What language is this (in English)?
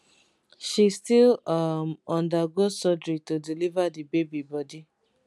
Nigerian Pidgin